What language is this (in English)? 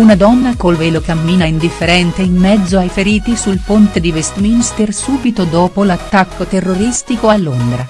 Italian